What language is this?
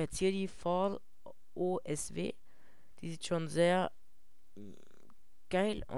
German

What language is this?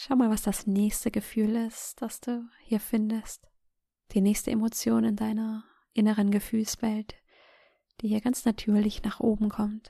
German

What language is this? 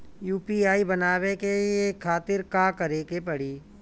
Bhojpuri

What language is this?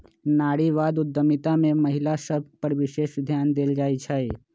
Magahi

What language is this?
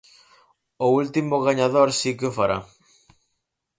Galician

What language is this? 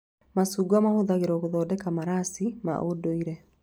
Kikuyu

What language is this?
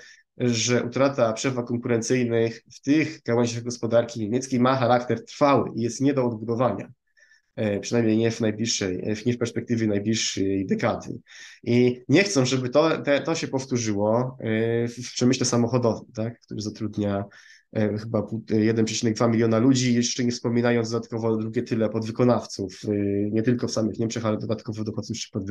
Polish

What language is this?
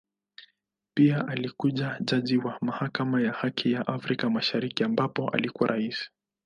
Swahili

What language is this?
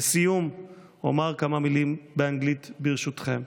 Hebrew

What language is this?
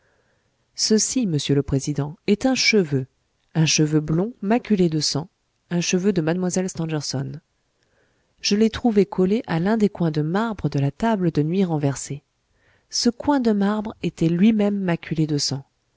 French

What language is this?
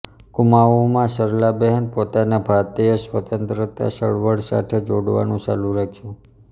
Gujarati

